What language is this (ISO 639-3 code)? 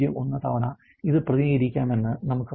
mal